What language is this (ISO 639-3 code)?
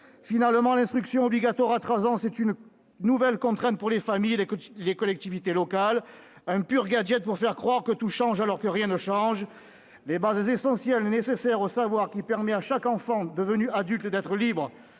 fra